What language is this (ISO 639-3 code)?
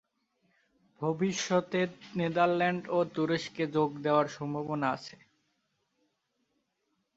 ben